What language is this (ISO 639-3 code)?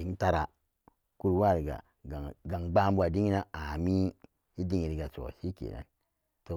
ccg